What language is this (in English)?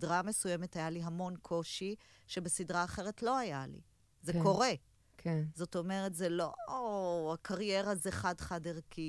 Hebrew